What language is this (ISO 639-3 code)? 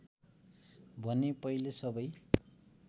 nep